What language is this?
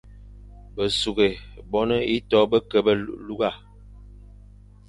Fang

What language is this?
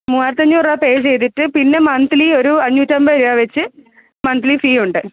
Malayalam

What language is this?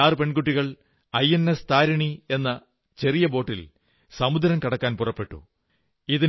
Malayalam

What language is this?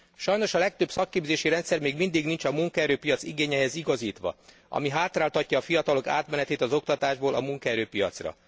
Hungarian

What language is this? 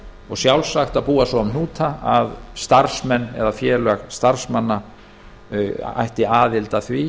Icelandic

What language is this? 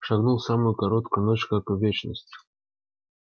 Russian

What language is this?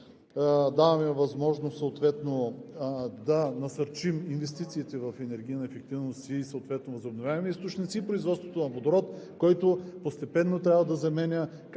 Bulgarian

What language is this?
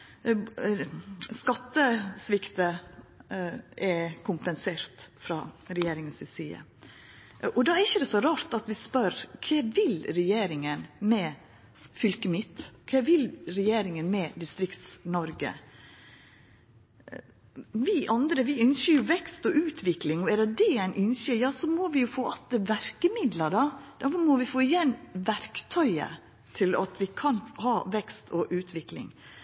Norwegian Nynorsk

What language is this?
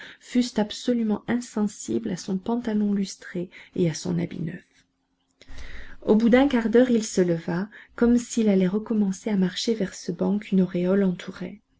French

